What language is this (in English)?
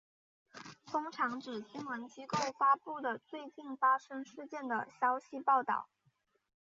Chinese